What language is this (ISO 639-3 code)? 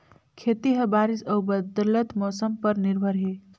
hne